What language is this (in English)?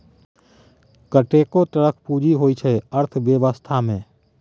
Maithili